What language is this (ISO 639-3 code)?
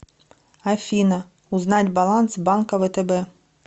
rus